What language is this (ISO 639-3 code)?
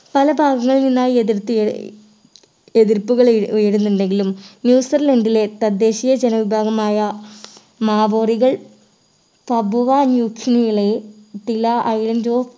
mal